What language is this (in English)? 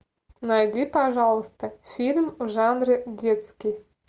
Russian